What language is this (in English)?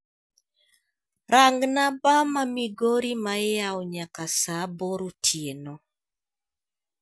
Luo (Kenya and Tanzania)